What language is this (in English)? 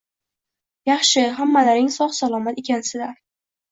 Uzbek